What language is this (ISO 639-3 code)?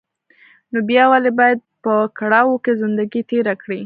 pus